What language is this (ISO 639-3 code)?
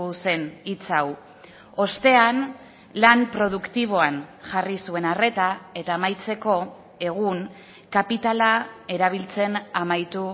eus